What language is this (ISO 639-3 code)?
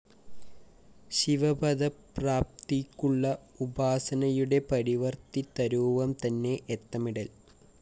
mal